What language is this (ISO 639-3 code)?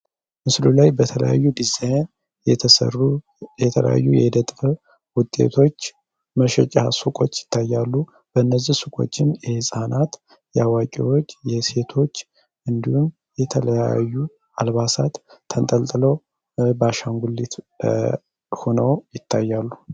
amh